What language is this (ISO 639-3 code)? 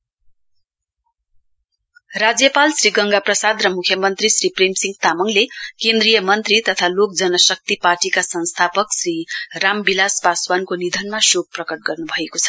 nep